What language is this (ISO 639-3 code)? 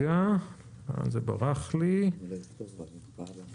heb